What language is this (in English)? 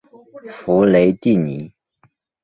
Chinese